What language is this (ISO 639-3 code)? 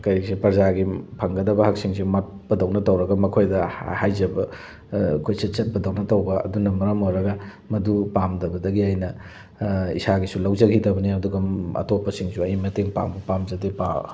mni